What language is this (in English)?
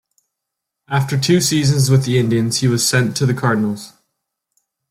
English